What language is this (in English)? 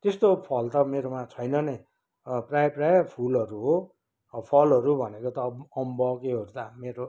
Nepali